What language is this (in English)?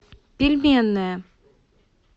Russian